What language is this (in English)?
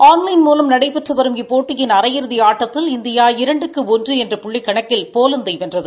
Tamil